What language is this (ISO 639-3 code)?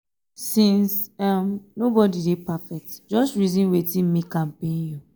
pcm